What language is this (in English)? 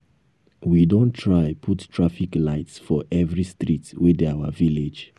Nigerian Pidgin